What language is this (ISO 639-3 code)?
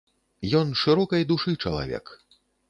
bel